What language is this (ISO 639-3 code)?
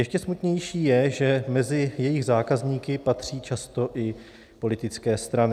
ces